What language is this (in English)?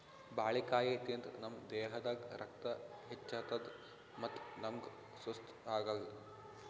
Kannada